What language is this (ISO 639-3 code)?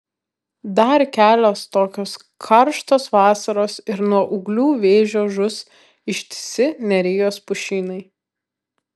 lit